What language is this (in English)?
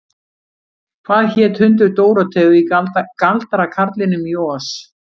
Icelandic